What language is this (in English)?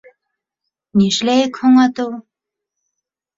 Bashkir